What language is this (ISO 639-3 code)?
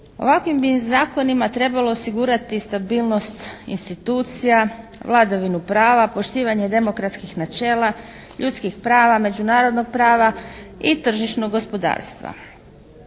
hrv